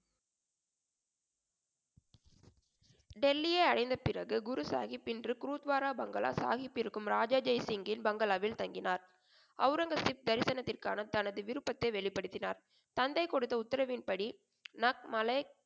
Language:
Tamil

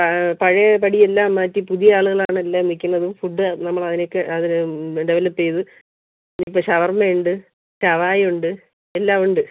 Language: Malayalam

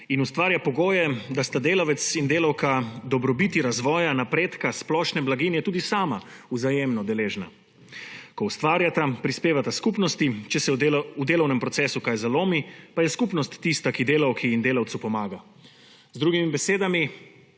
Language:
Slovenian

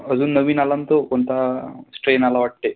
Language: Marathi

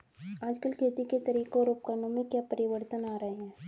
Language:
Hindi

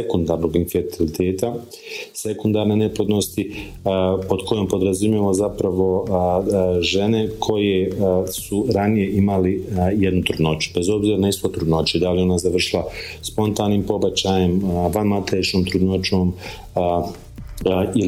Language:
Croatian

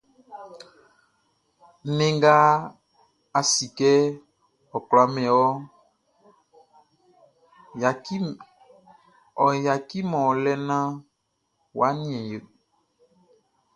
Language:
Baoulé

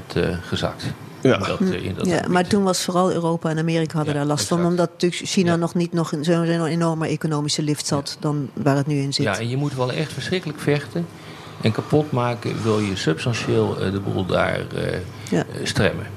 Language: Dutch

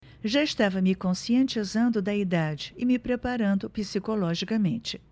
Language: Portuguese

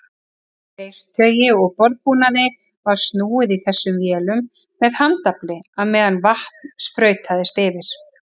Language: Icelandic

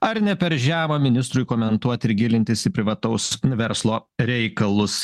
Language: Lithuanian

